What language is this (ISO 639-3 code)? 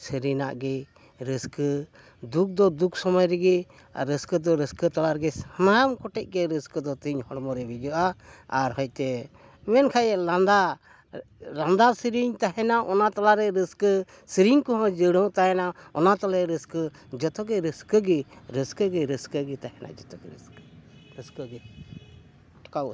sat